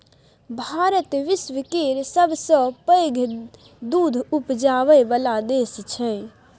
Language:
Maithili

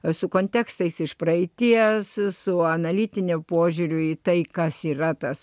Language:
Lithuanian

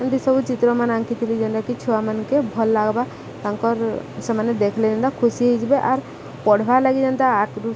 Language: Odia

